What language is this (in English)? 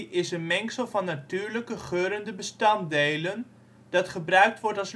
Dutch